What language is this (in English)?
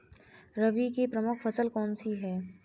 Hindi